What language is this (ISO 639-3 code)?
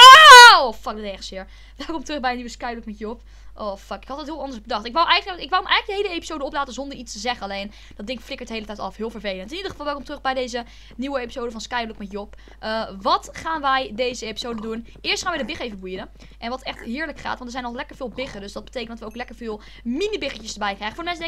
nld